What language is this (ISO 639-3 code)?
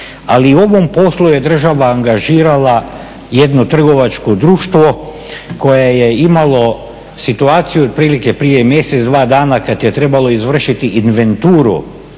hrv